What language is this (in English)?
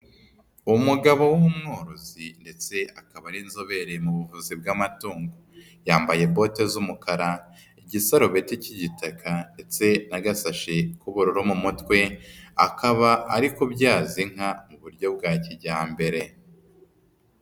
Kinyarwanda